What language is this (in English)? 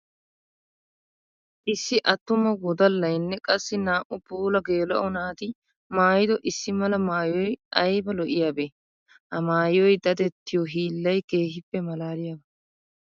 Wolaytta